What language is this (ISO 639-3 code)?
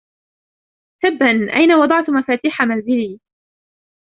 ara